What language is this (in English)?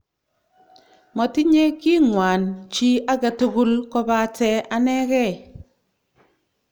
Kalenjin